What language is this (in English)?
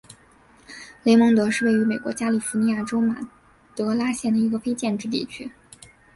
Chinese